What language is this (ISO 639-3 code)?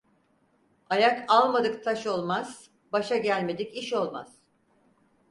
tur